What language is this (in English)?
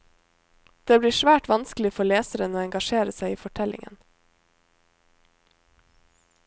Norwegian